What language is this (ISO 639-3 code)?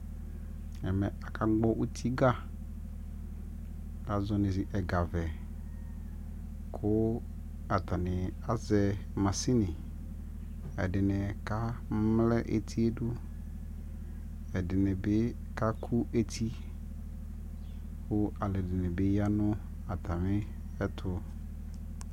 kpo